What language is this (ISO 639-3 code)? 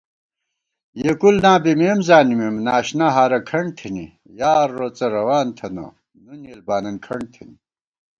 gwt